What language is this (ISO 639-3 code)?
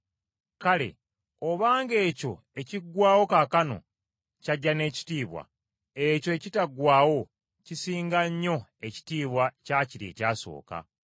lug